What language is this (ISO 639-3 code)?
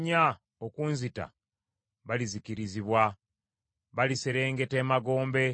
lug